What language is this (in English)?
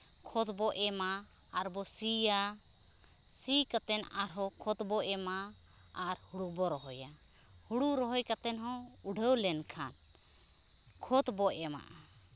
Santali